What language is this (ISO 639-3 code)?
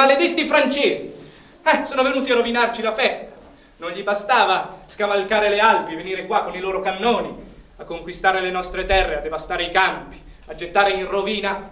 ita